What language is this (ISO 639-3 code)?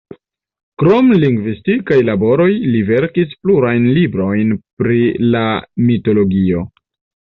epo